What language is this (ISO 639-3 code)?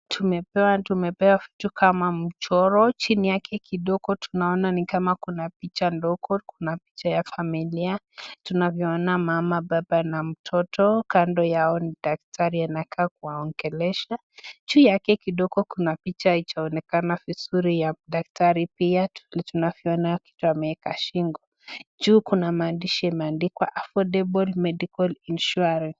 swa